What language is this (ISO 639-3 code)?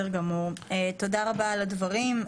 heb